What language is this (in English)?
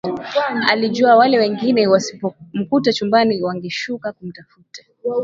Swahili